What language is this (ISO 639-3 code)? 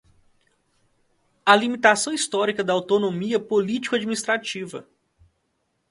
por